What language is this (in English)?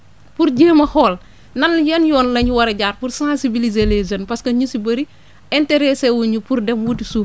Wolof